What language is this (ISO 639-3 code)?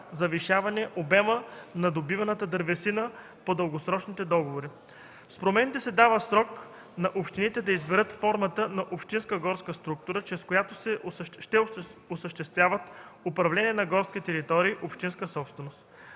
bul